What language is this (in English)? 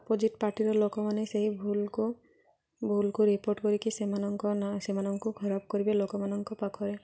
Odia